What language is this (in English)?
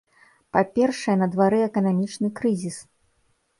Belarusian